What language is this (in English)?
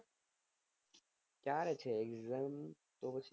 Gujarati